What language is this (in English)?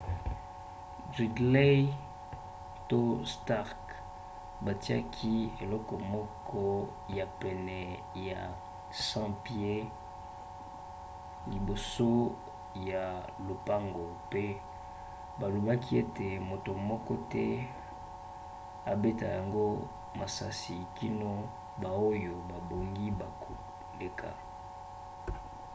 Lingala